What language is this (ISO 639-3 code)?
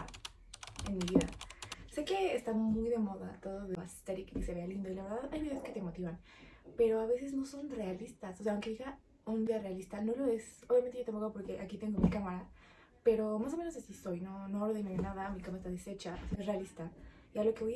spa